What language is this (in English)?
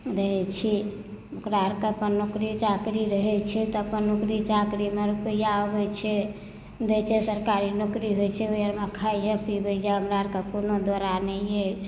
Maithili